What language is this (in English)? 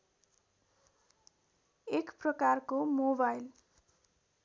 Nepali